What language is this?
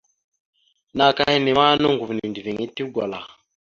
Mada (Cameroon)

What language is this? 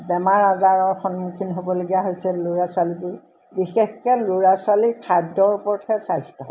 Assamese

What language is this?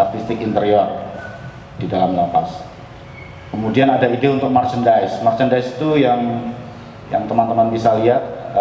Indonesian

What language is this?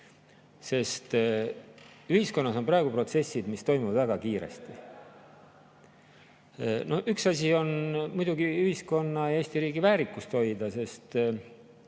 Estonian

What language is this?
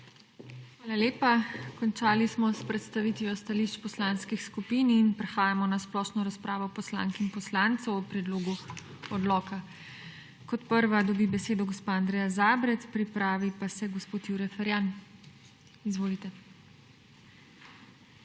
Slovenian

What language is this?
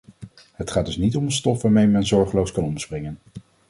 Dutch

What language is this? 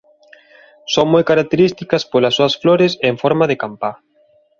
Galician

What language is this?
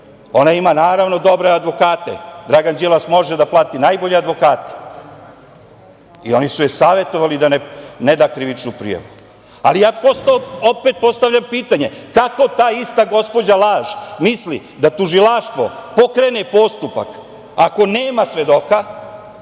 Serbian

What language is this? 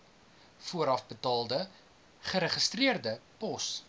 Afrikaans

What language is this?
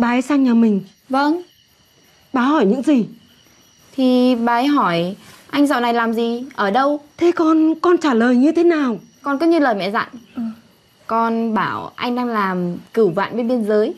Vietnamese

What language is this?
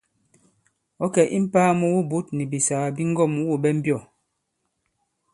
Bankon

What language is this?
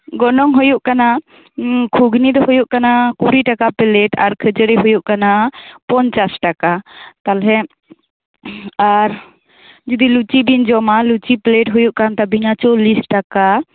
Santali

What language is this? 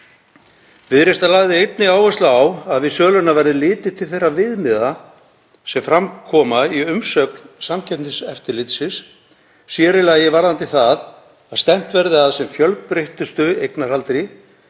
Icelandic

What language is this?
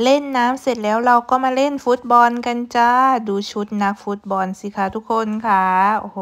Thai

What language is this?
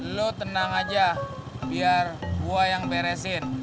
Indonesian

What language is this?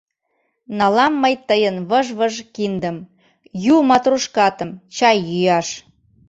Mari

